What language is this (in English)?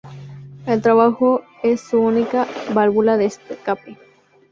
Spanish